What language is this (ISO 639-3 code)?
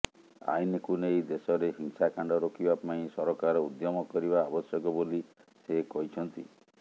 ori